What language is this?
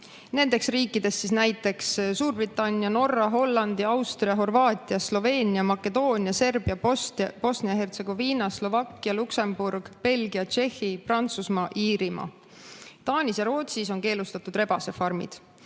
Estonian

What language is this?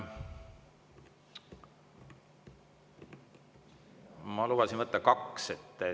Estonian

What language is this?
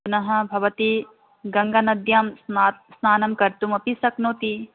Sanskrit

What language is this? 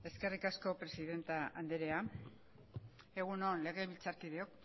Basque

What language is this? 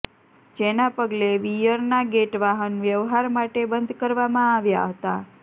Gujarati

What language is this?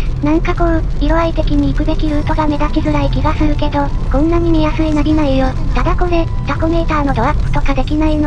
Japanese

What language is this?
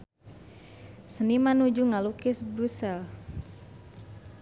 Sundanese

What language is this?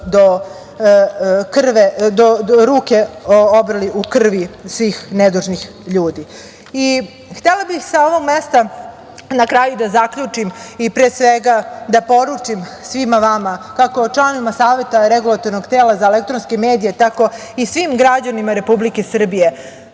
Serbian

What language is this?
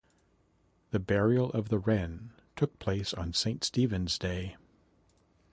English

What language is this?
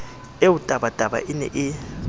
Southern Sotho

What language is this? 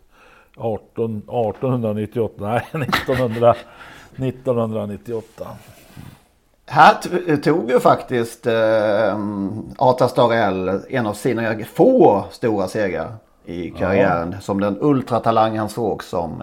Swedish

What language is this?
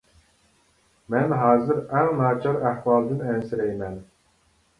Uyghur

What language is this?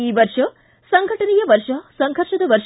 Kannada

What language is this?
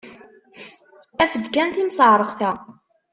Kabyle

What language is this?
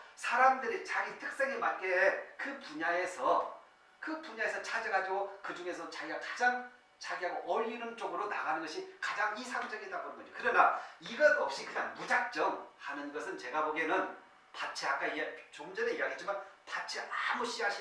Korean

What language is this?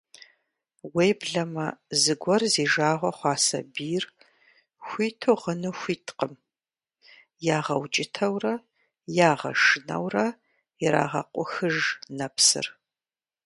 Kabardian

